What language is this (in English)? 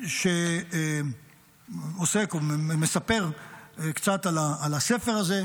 Hebrew